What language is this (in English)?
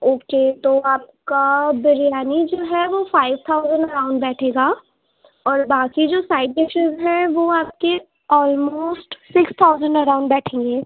Urdu